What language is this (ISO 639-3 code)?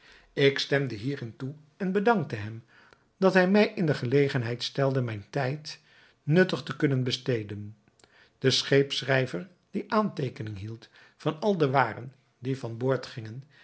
nld